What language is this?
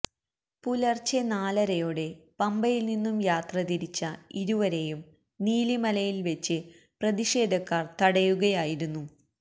Malayalam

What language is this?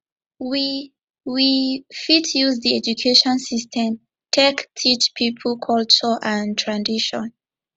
Nigerian Pidgin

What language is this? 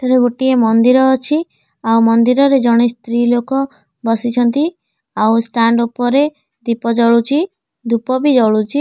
Odia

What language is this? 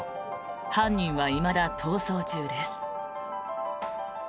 Japanese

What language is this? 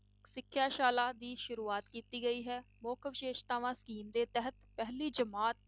Punjabi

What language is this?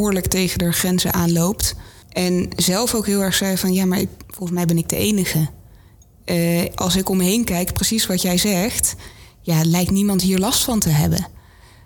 Dutch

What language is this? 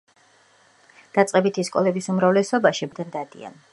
Georgian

